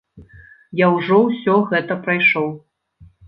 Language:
Belarusian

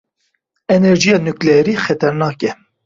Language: Kurdish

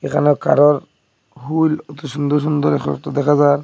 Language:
Bangla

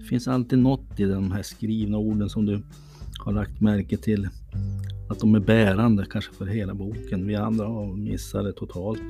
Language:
Swedish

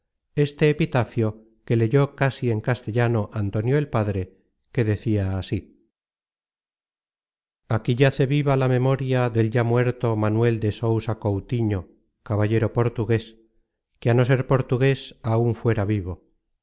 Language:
Spanish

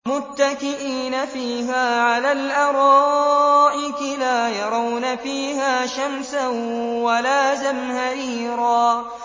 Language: Arabic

